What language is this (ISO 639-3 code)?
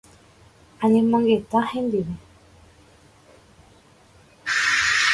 grn